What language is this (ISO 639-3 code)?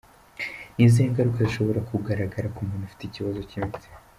kin